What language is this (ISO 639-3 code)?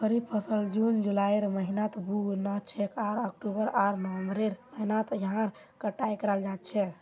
mag